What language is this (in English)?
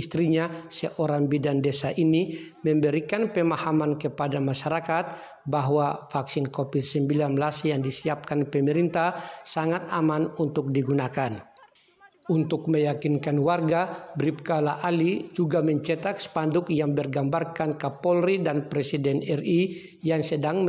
Indonesian